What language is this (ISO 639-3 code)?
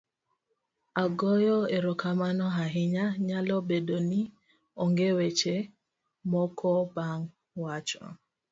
luo